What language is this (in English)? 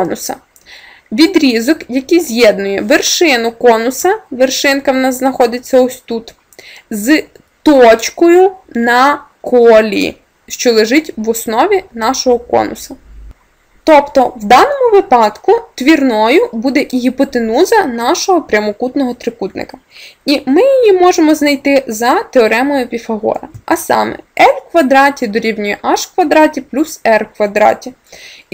Ukrainian